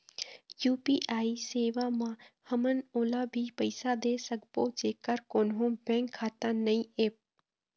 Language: Chhattisgarhi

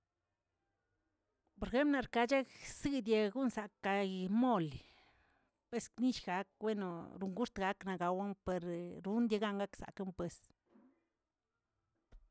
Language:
Tilquiapan Zapotec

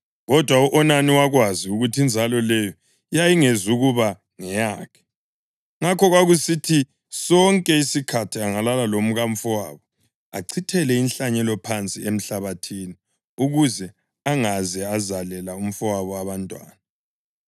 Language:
North Ndebele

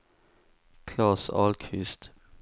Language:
Swedish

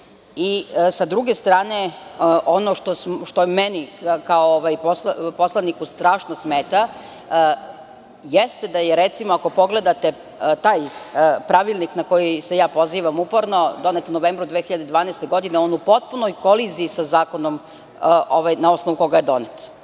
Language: Serbian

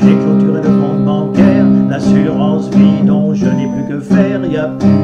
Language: French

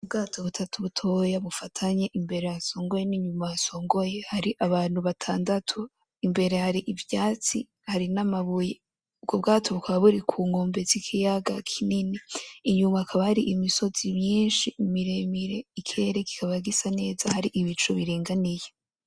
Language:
Rundi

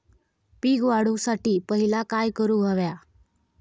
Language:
Marathi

